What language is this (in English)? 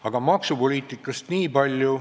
Estonian